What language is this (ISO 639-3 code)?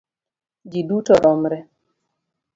luo